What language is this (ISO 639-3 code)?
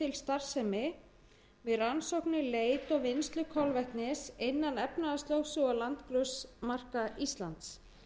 isl